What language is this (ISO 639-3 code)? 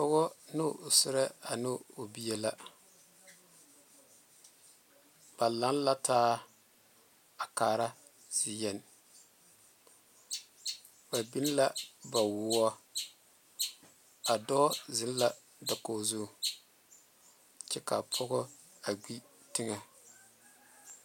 dga